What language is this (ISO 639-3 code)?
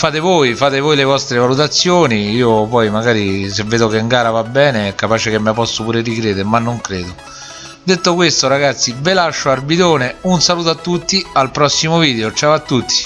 ita